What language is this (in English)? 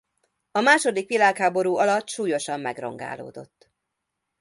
Hungarian